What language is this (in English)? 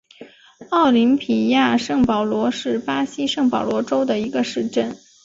Chinese